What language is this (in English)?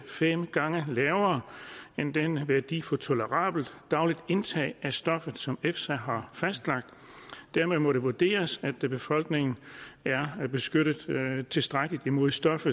Danish